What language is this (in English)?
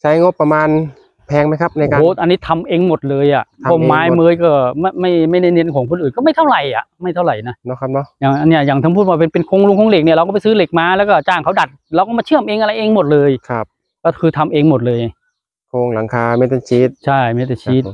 Thai